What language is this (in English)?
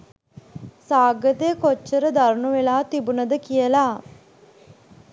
Sinhala